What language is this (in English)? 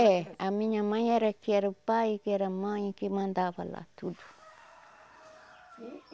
Portuguese